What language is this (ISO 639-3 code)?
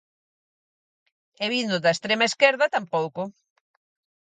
glg